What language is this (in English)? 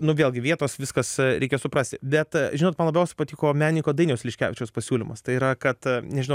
Lithuanian